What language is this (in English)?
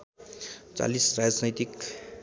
Nepali